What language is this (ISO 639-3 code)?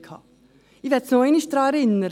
gsw